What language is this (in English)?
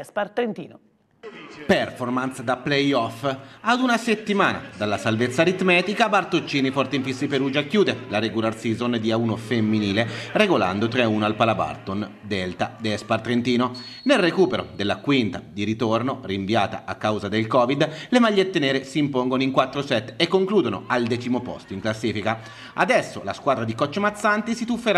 Italian